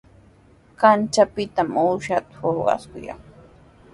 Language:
Sihuas Ancash Quechua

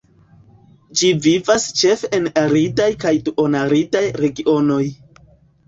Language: Esperanto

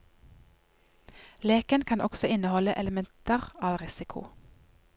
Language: Norwegian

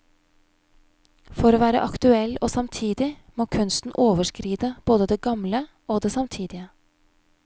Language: Norwegian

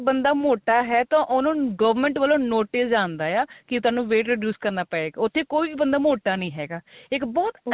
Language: Punjabi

